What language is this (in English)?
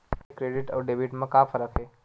Chhattisgarhi